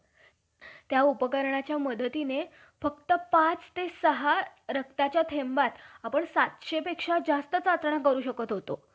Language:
Marathi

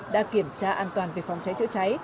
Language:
Vietnamese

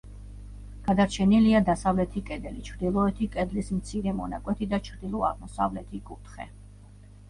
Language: Georgian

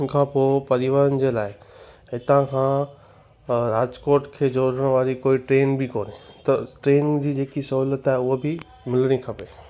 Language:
Sindhi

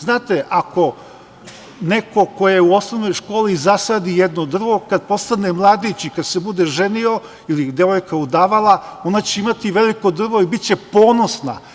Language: Serbian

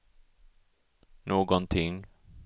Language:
Swedish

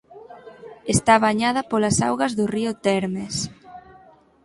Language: Galician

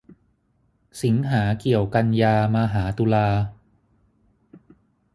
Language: Thai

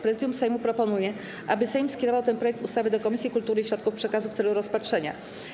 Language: Polish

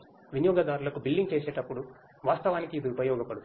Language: Telugu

